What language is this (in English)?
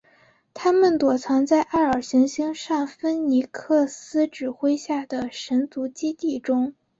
Chinese